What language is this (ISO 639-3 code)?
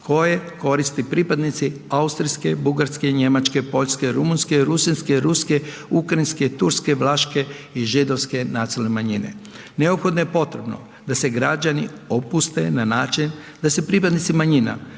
hrv